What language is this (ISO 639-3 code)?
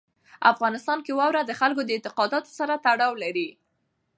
pus